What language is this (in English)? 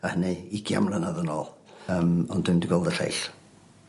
Welsh